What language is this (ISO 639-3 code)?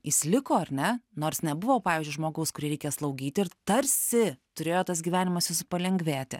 lit